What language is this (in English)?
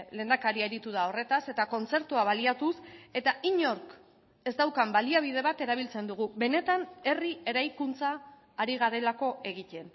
Basque